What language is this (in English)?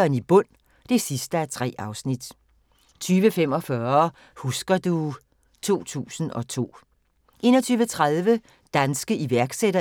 Danish